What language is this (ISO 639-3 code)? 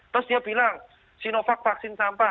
ind